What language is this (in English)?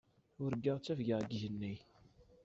Kabyle